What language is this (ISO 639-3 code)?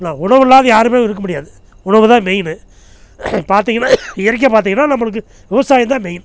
tam